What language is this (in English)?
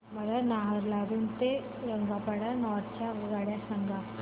Marathi